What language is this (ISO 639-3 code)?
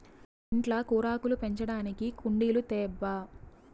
tel